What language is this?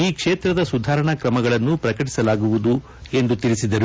Kannada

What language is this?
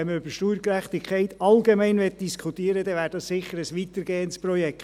Swiss German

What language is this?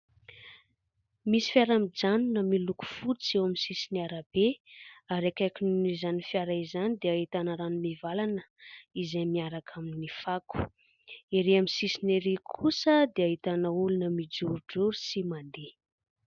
Malagasy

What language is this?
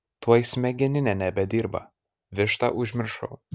Lithuanian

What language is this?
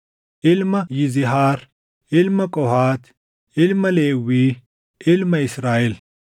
Oromo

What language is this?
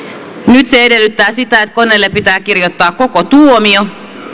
Finnish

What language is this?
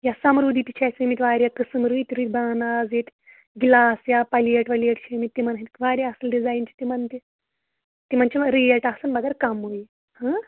Kashmiri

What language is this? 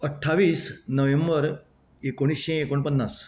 Konkani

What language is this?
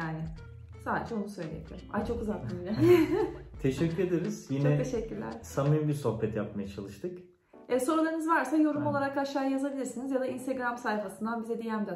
Turkish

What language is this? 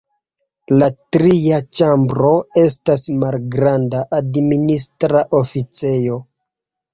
Esperanto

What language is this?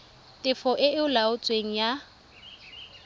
Tswana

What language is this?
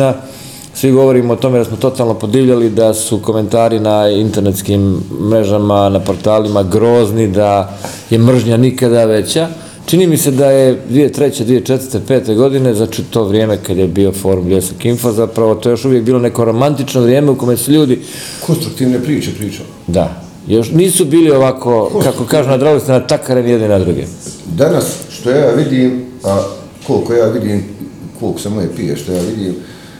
Croatian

